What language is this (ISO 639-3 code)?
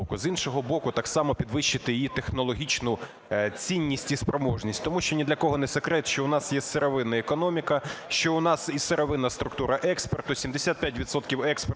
ukr